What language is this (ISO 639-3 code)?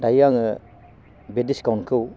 brx